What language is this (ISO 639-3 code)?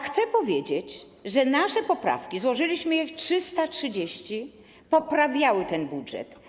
pol